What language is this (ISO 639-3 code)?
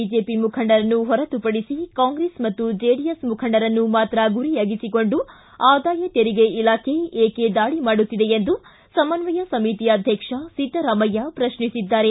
kan